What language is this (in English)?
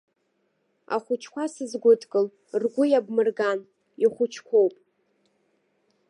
Abkhazian